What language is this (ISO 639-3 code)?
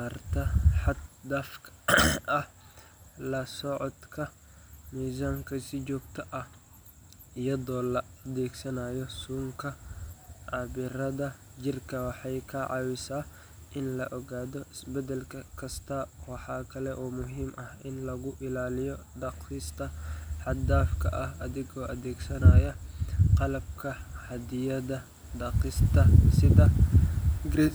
som